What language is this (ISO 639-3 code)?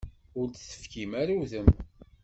kab